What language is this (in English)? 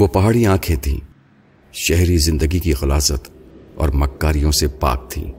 Urdu